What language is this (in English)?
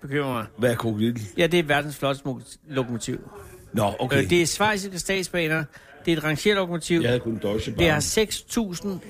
Danish